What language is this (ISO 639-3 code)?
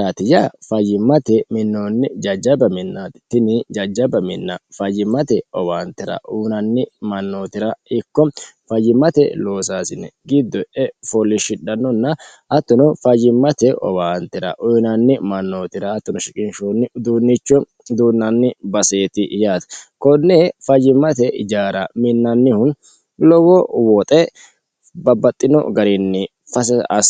sid